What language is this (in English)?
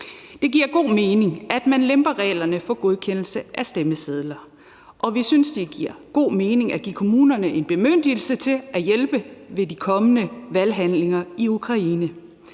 Danish